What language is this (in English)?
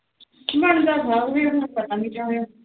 Punjabi